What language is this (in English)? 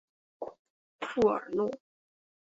Chinese